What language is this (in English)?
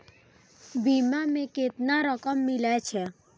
Maithili